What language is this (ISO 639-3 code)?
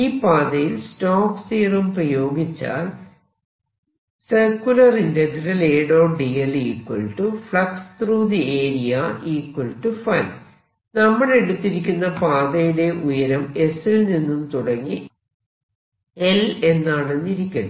mal